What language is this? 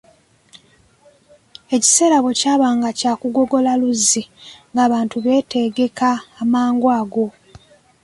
Ganda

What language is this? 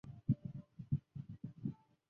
Chinese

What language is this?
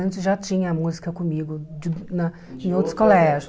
Portuguese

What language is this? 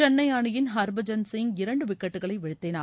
Tamil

